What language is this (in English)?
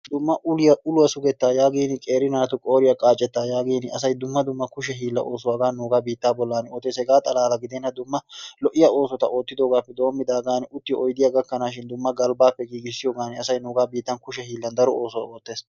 Wolaytta